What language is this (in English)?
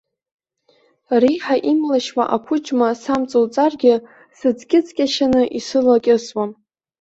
Abkhazian